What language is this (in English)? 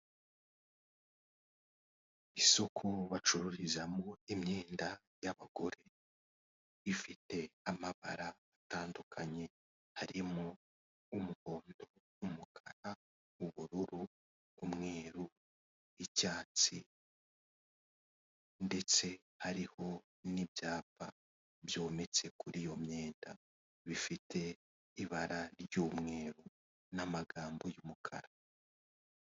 Kinyarwanda